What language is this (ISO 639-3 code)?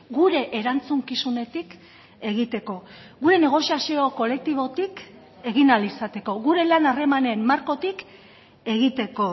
eus